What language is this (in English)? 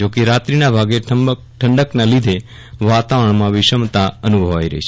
Gujarati